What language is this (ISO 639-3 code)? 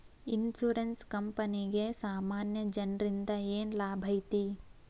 kan